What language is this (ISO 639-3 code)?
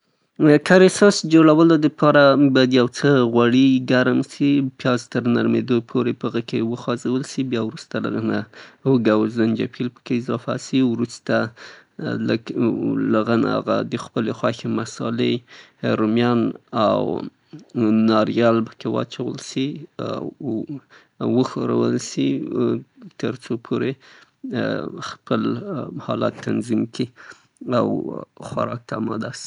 pbt